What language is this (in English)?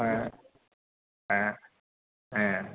Bodo